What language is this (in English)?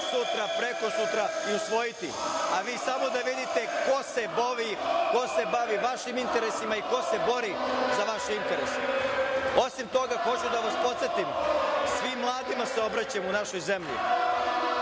Serbian